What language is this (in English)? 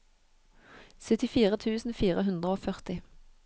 Norwegian